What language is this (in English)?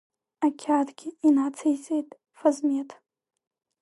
Abkhazian